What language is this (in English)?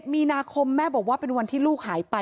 Thai